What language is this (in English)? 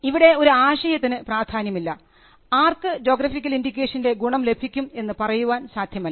Malayalam